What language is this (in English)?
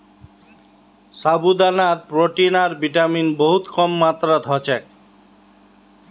Magahi